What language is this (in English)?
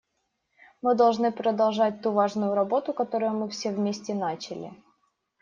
Russian